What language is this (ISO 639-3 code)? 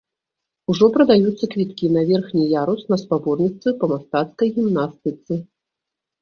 bel